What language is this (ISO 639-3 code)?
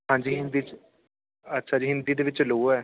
pan